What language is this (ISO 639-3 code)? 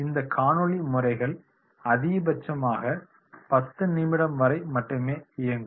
tam